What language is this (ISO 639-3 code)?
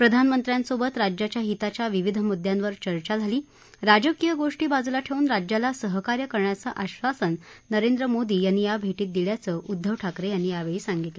mar